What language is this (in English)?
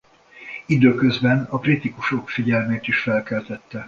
Hungarian